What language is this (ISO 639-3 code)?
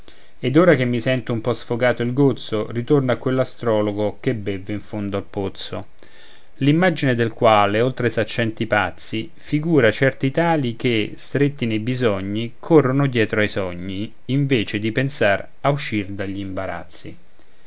ita